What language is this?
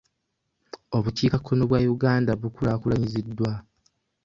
Ganda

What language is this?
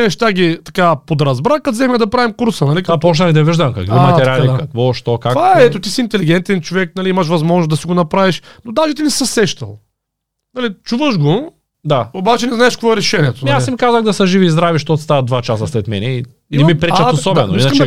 Bulgarian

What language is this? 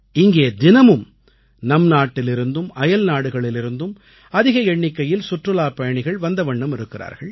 Tamil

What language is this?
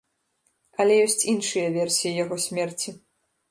Belarusian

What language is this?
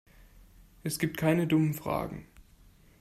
German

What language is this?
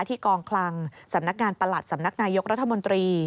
Thai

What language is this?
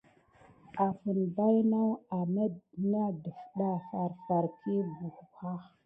Gidar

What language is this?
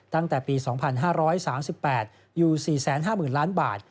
Thai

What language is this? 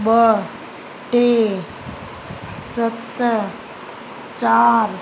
Sindhi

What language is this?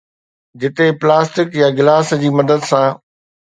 Sindhi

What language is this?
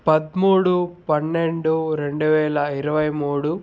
Telugu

